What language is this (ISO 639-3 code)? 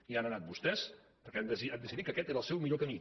cat